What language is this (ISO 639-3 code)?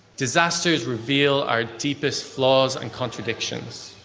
eng